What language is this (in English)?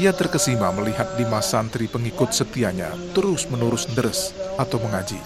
Indonesian